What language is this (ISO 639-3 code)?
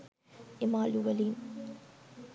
sin